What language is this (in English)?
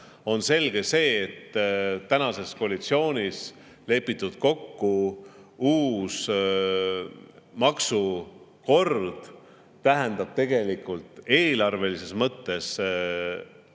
Estonian